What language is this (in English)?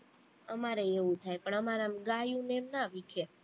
Gujarati